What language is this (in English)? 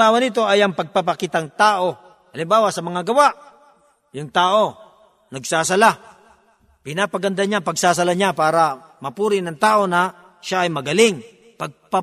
Filipino